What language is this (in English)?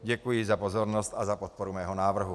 Czech